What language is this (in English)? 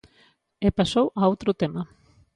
Galician